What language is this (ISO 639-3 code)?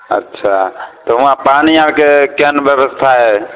mai